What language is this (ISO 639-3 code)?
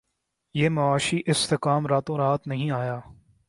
urd